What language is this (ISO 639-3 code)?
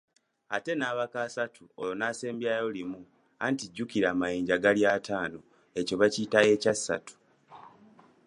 lug